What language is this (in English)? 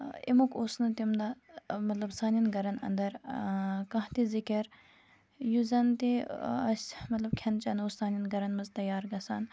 Kashmiri